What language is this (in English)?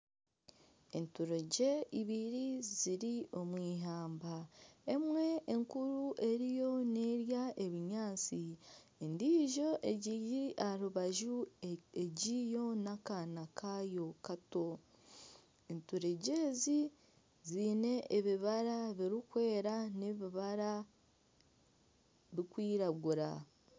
Nyankole